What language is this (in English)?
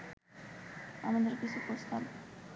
Bangla